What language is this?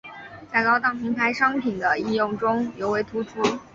Chinese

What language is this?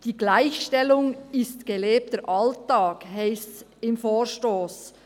Swiss German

